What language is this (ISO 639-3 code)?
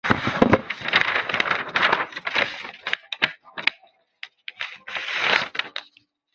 zho